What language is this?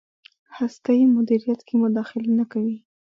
Pashto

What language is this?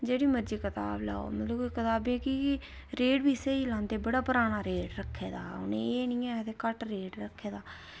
Dogri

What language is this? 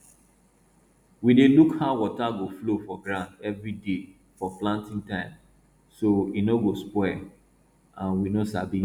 Nigerian Pidgin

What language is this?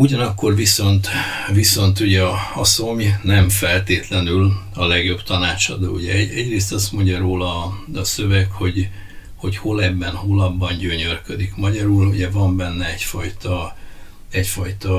Hungarian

